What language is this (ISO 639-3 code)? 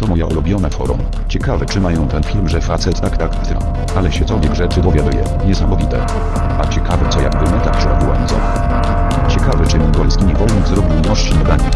pol